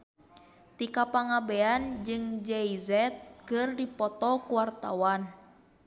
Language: Sundanese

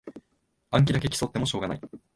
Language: Japanese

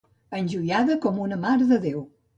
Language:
Catalan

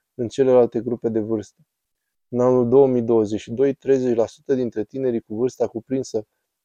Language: Romanian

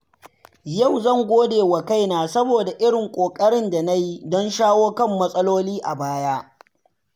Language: Hausa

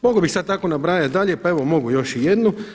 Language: Croatian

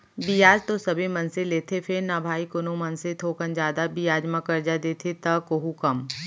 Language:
Chhattisgarhi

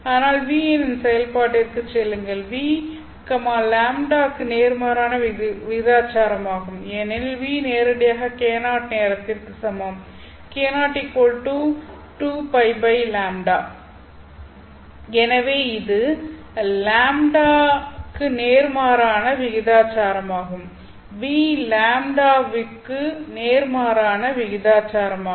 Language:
Tamil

